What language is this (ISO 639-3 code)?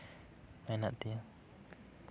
sat